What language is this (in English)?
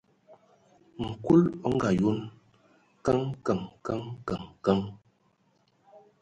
Ewondo